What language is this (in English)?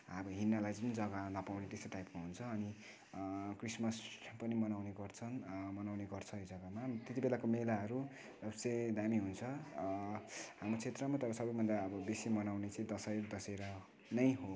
Nepali